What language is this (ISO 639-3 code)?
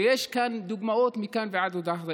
heb